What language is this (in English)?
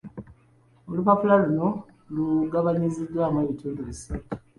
Ganda